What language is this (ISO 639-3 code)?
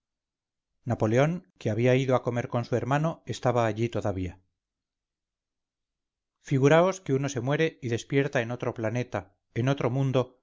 spa